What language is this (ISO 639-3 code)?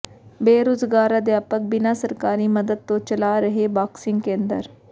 pan